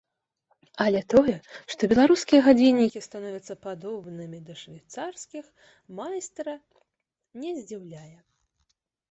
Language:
Belarusian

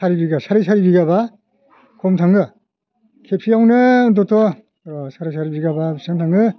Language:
Bodo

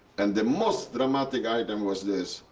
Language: English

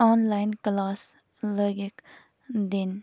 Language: Kashmiri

